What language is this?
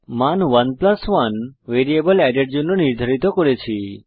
Bangla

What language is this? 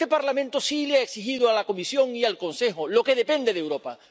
Spanish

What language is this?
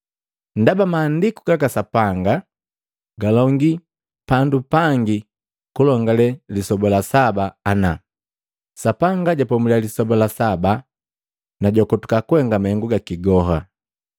Matengo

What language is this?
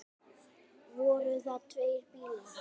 Icelandic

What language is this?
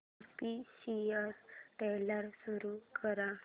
Marathi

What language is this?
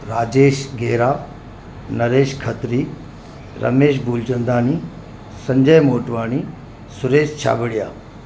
Sindhi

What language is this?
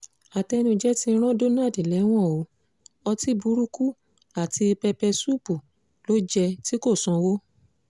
Yoruba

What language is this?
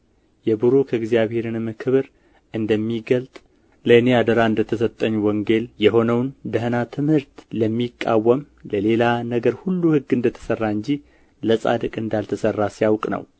Amharic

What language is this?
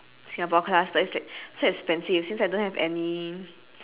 English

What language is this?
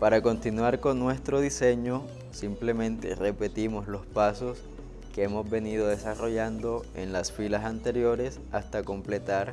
Spanish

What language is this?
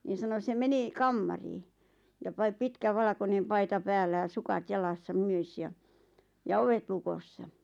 Finnish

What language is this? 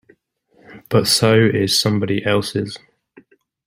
English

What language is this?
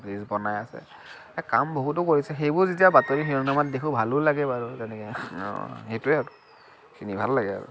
Assamese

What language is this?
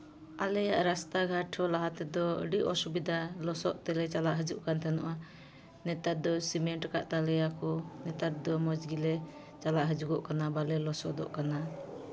Santali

